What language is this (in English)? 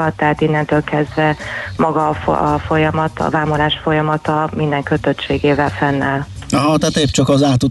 Hungarian